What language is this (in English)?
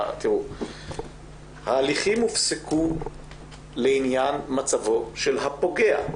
Hebrew